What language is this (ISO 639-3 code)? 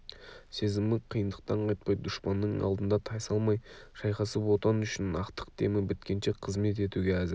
kaz